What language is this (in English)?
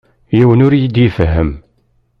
Kabyle